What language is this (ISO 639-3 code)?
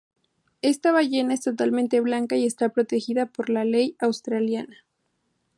spa